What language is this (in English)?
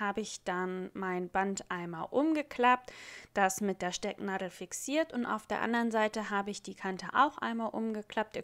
German